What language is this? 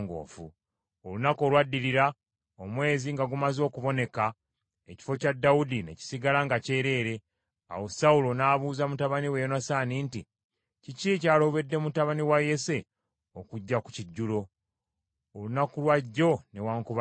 Ganda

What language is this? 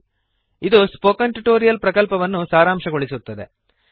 Kannada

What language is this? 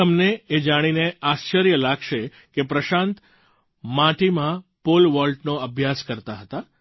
Gujarati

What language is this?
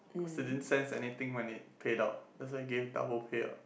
English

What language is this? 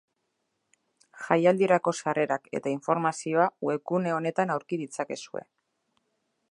Basque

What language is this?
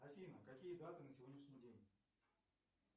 Russian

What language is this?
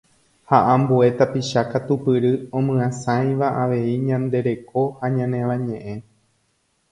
Guarani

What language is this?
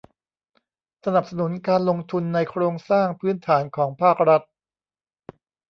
Thai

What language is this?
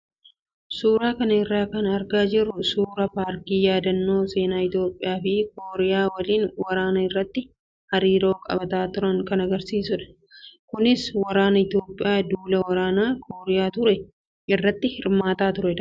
Oromo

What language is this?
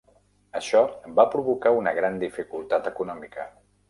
Catalan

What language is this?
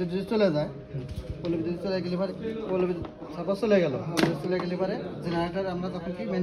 Hindi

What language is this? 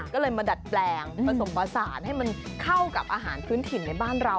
Thai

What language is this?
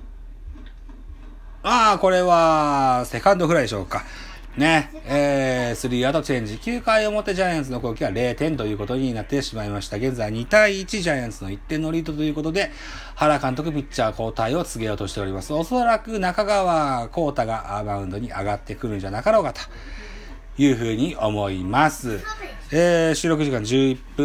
Japanese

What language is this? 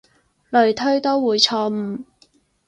Cantonese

